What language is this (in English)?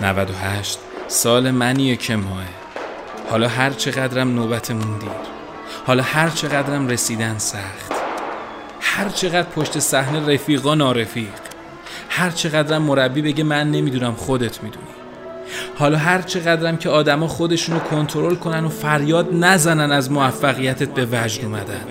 Persian